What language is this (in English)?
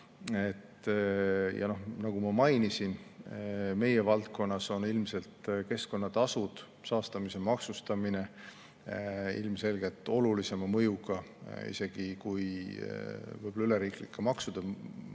Estonian